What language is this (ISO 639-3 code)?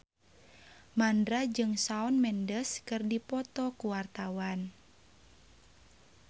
sun